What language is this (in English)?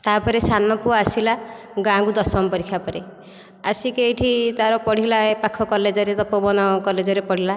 Odia